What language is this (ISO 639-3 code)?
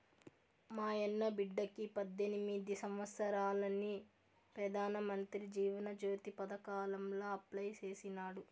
tel